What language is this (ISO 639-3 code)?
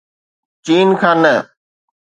snd